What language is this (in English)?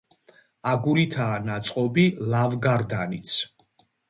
Georgian